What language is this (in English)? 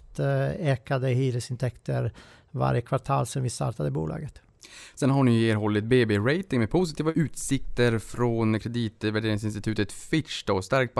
Swedish